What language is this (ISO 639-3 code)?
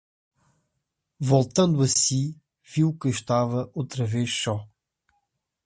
por